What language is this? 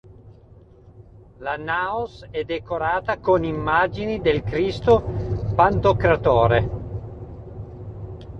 Italian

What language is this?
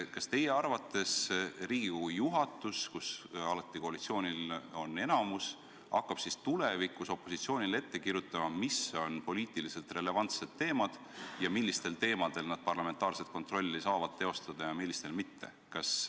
Estonian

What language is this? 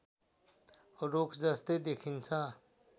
Nepali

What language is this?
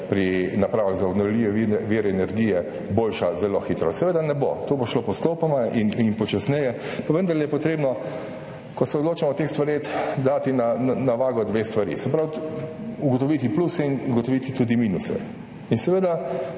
Slovenian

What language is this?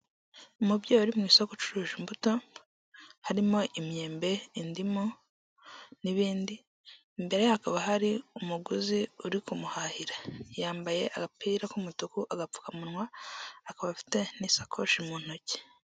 Kinyarwanda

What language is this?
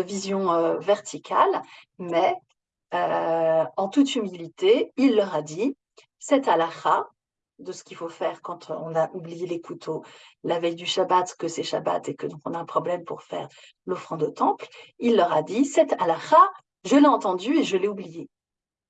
French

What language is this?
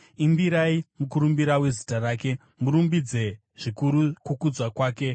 Shona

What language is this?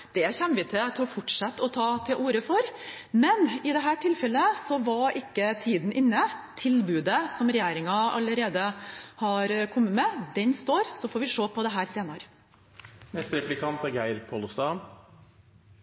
Norwegian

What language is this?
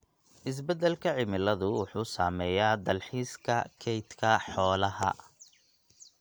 Somali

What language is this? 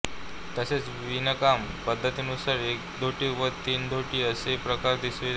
Marathi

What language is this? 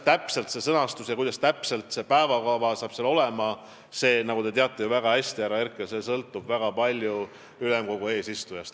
Estonian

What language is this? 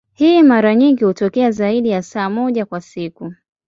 Swahili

